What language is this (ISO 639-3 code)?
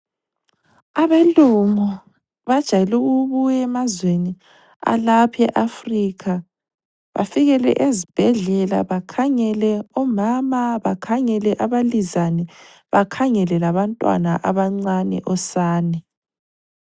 nde